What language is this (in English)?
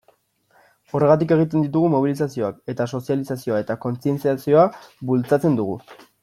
Basque